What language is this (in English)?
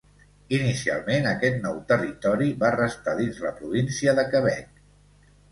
Catalan